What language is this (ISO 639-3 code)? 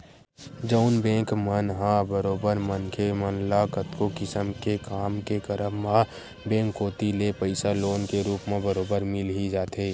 hne